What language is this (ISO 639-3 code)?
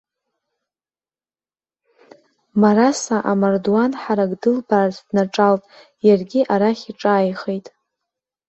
abk